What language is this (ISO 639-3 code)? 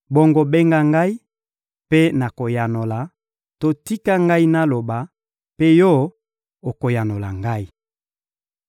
lin